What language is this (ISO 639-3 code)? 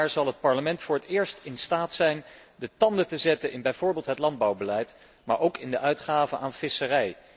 nld